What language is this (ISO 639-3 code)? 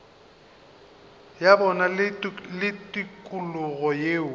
nso